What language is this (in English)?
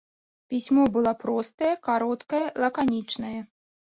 Belarusian